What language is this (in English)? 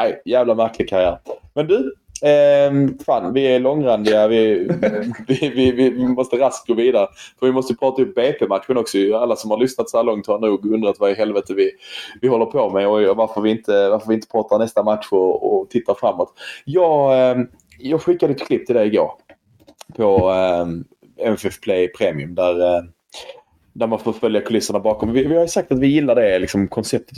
Swedish